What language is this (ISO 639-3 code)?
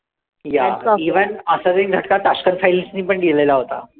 mar